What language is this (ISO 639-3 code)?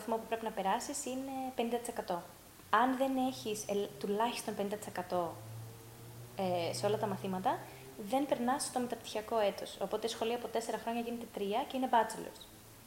ell